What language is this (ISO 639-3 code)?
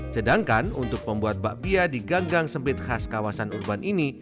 ind